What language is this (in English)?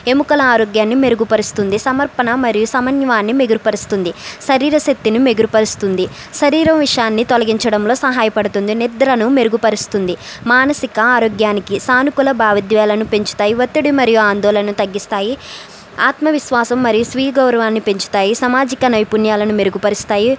Telugu